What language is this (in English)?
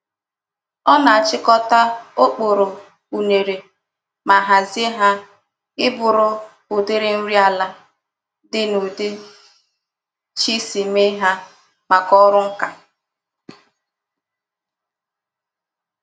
Igbo